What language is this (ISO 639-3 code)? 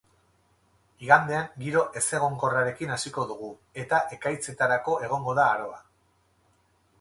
eus